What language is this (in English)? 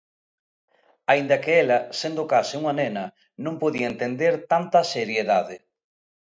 Galician